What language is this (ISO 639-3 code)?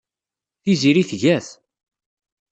kab